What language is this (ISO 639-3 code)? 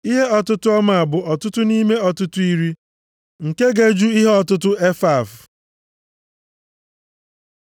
ibo